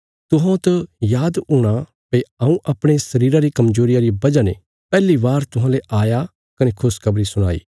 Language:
Bilaspuri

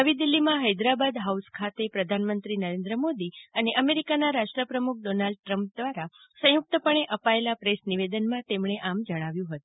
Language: Gujarati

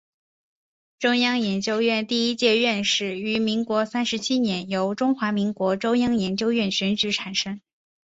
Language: Chinese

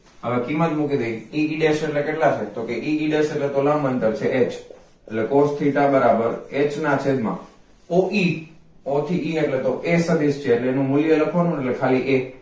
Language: Gujarati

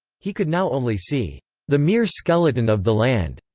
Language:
English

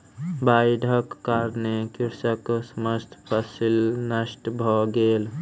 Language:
Maithili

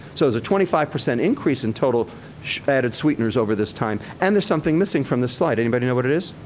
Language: English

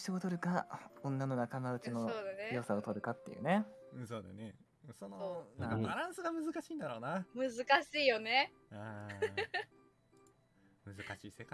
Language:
Japanese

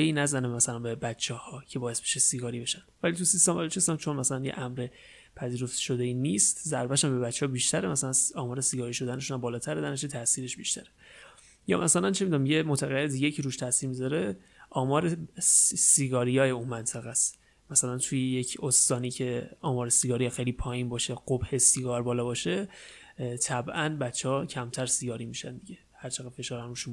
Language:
Persian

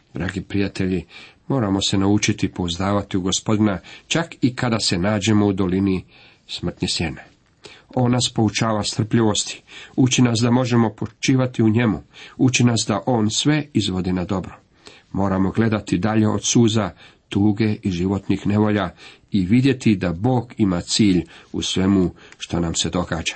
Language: Croatian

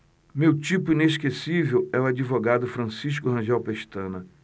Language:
Portuguese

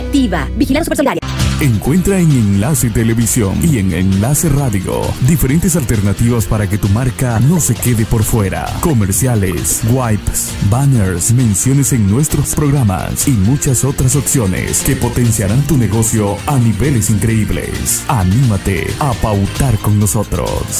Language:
Spanish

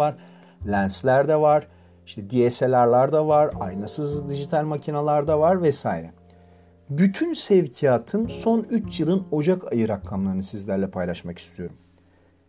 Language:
Turkish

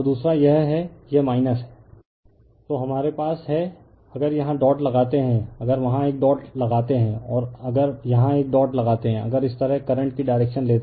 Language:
Hindi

